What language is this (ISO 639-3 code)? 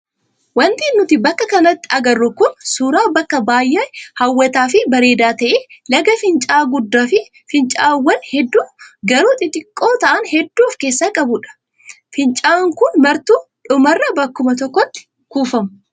orm